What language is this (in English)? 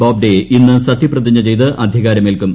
Malayalam